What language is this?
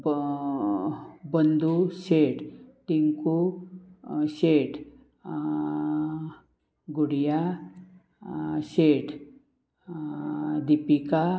Konkani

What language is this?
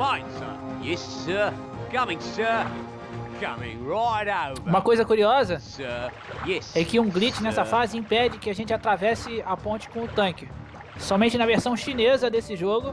Portuguese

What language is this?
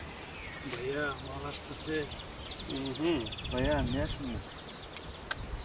Bangla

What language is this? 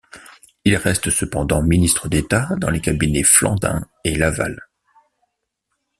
French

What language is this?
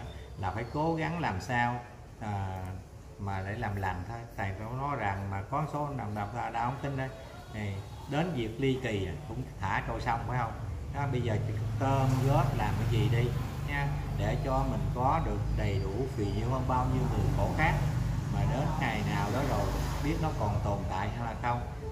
Vietnamese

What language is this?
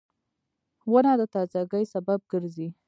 Pashto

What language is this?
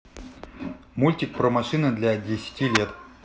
Russian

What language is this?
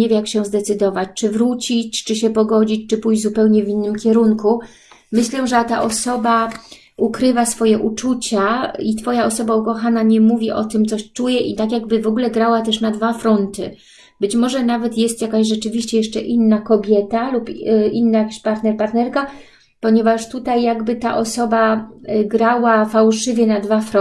Polish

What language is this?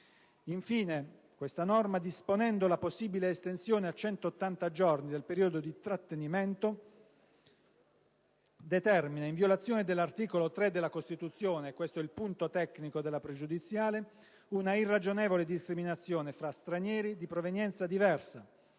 Italian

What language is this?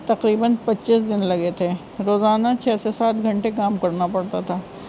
Urdu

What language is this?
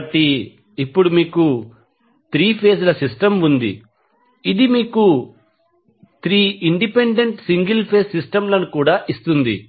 Telugu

